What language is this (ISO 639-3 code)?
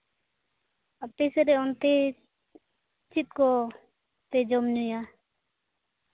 sat